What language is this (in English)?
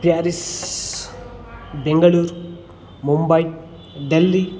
Kannada